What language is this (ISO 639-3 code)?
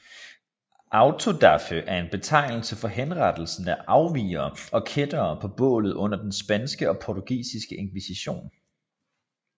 dan